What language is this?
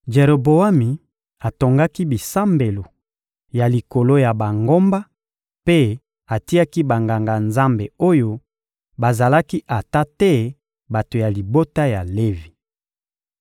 Lingala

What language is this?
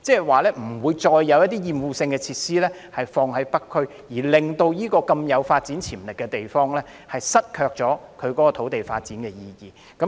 Cantonese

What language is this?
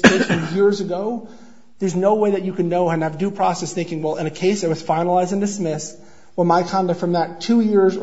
English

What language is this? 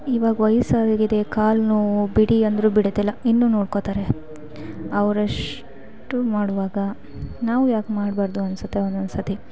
Kannada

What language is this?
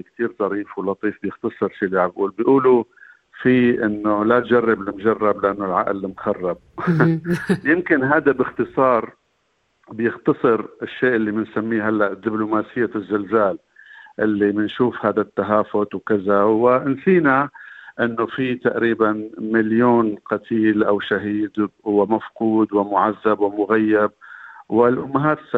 Arabic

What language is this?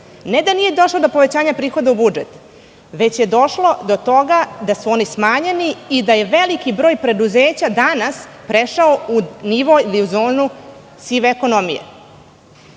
Serbian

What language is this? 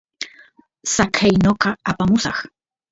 Santiago del Estero Quichua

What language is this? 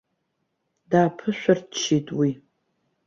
Abkhazian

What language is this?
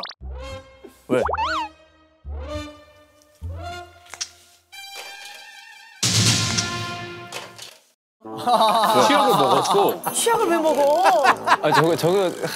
Korean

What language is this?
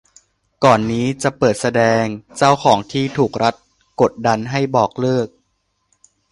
Thai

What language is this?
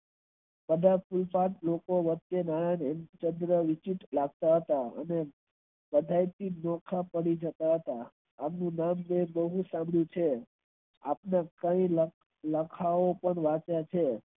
Gujarati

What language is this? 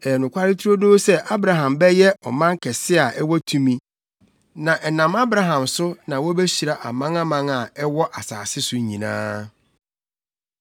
Akan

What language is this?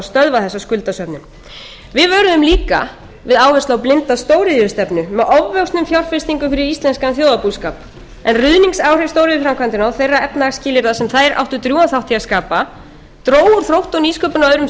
Icelandic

